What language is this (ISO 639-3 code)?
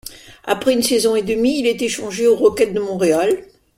fra